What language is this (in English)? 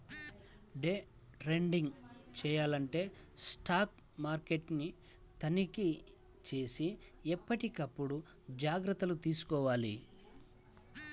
Telugu